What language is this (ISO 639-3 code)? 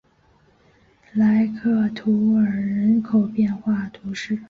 zho